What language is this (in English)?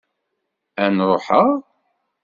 Kabyle